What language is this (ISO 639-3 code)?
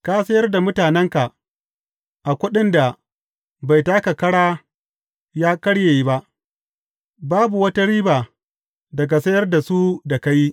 hau